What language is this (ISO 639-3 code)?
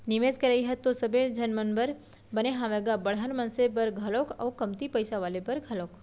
hne